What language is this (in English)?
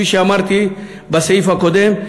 Hebrew